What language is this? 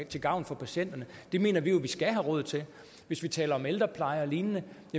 Danish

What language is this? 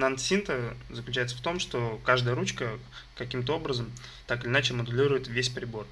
Russian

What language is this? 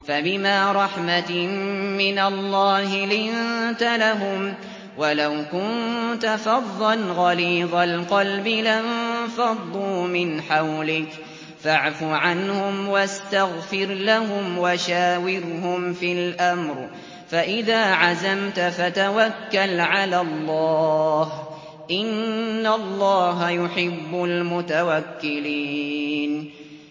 Arabic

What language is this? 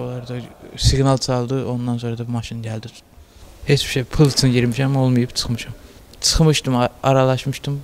Turkish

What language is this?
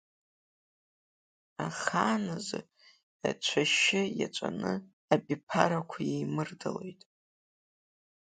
Abkhazian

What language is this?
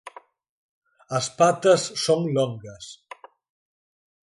Galician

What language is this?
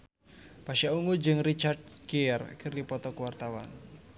Sundanese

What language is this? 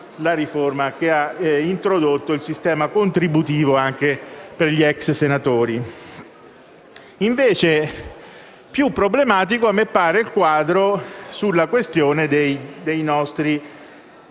Italian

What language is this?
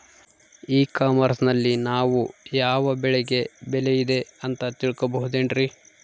Kannada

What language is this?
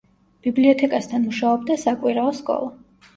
Georgian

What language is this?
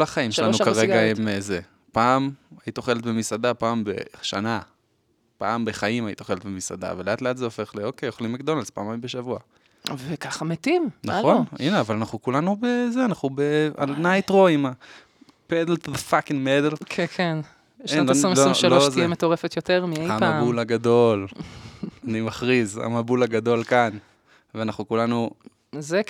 Hebrew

